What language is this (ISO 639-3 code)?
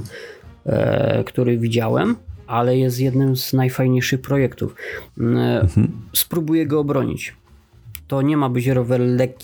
pol